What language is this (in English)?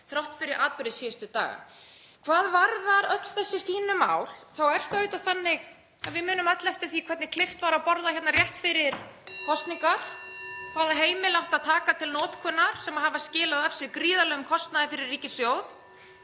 Icelandic